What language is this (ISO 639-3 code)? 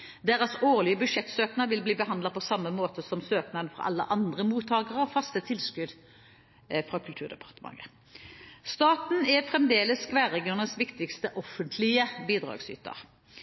nob